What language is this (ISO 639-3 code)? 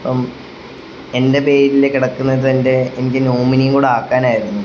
mal